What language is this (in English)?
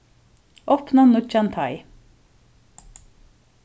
Faroese